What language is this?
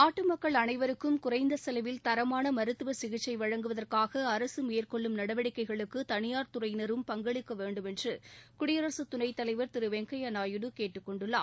Tamil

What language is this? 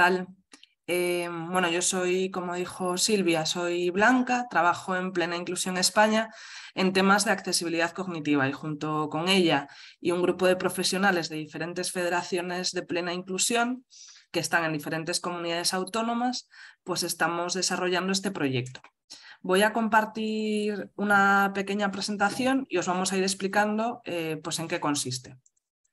Spanish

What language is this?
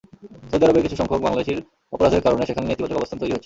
Bangla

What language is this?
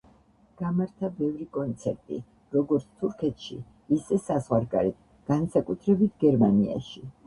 Georgian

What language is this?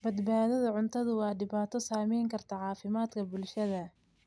Somali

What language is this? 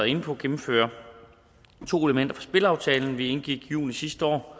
Danish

